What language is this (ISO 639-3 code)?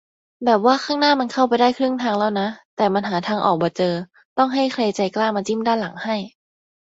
tha